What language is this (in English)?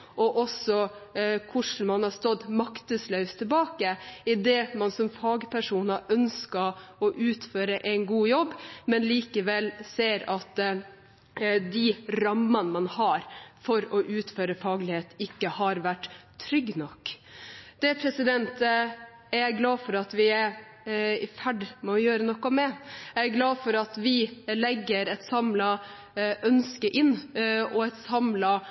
Norwegian Bokmål